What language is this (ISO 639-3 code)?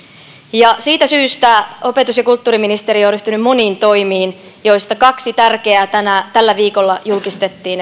fin